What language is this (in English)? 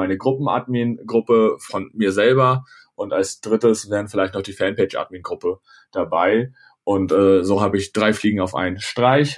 German